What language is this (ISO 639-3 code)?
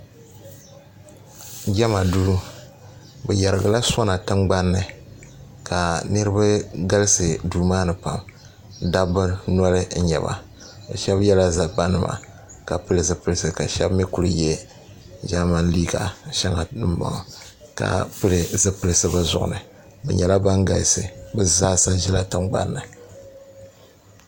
dag